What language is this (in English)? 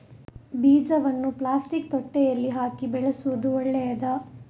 Kannada